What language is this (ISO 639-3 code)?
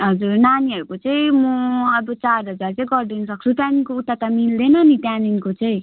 nep